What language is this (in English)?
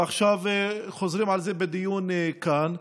Hebrew